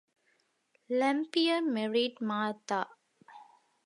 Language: English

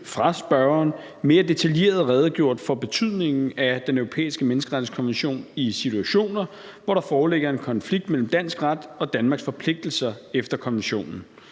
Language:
Danish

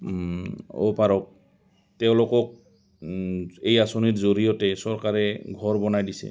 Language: Assamese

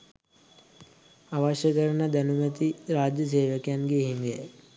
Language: Sinhala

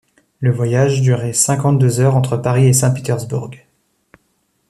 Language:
French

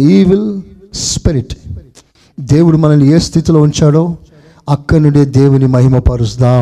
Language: Telugu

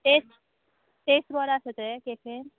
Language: Konkani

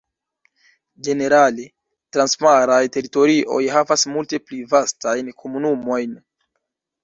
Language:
Esperanto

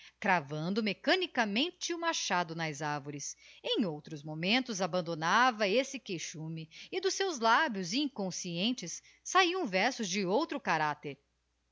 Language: Portuguese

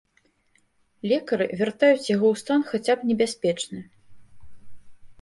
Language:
Belarusian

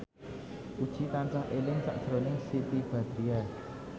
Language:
Javanese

